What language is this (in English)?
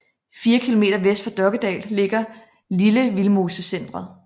Danish